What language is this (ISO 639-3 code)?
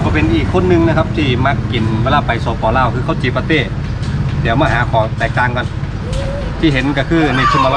tha